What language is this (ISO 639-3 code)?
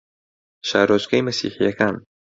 ckb